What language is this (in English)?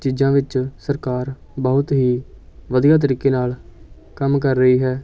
Punjabi